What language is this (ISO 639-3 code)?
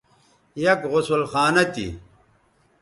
btv